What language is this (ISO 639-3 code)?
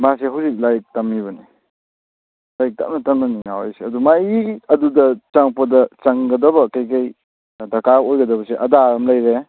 mni